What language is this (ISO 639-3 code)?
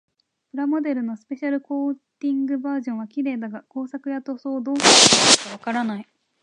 jpn